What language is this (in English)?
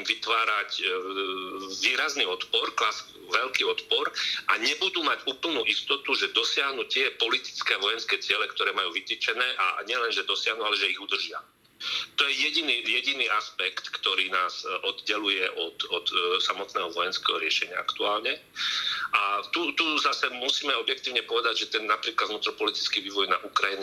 Slovak